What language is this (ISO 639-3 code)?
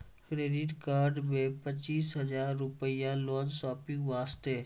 mai